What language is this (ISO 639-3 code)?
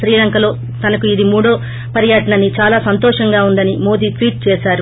tel